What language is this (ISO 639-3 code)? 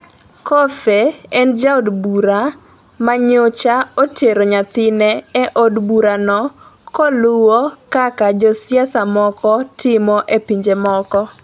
luo